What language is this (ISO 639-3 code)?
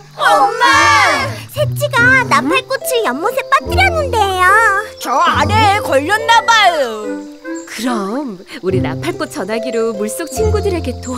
kor